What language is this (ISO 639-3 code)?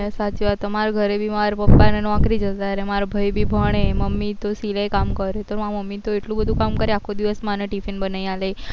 guj